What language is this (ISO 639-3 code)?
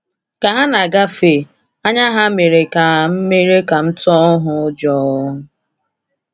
ibo